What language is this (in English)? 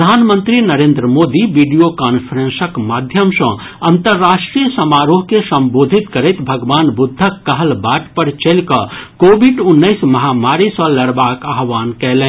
Maithili